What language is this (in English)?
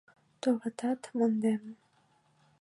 Mari